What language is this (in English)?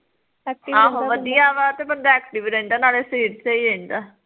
Punjabi